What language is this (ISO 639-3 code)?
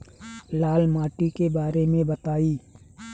bho